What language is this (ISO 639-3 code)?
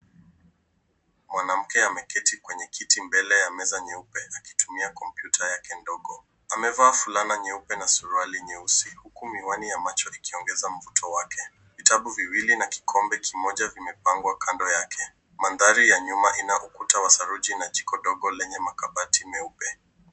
swa